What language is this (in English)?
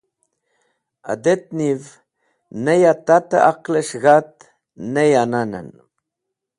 Wakhi